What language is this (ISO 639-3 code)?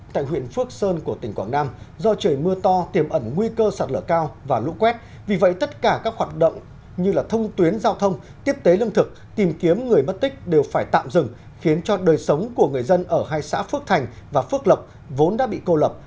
vie